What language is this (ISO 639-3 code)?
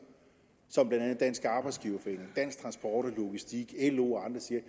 dan